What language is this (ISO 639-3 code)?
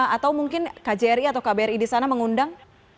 ind